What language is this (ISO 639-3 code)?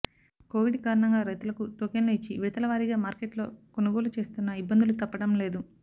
tel